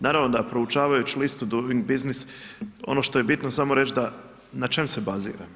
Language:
Croatian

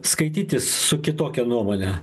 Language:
Lithuanian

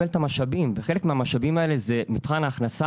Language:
Hebrew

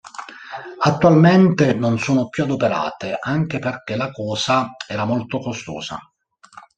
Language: Italian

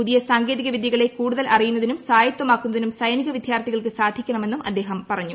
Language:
Malayalam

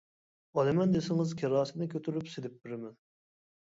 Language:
Uyghur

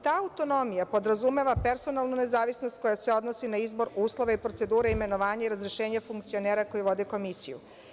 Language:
Serbian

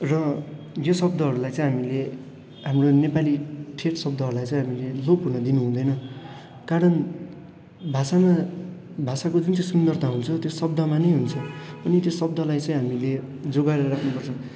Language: Nepali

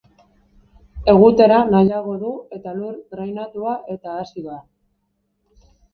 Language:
Basque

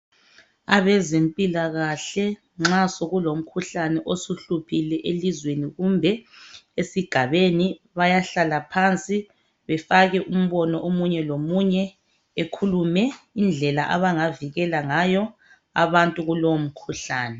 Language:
North Ndebele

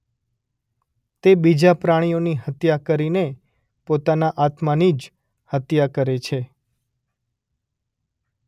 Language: Gujarati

